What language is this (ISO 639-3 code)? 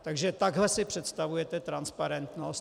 ces